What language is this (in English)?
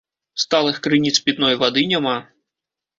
Belarusian